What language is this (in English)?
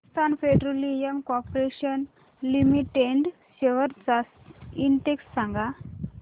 Marathi